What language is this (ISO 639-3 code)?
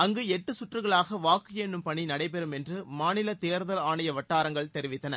tam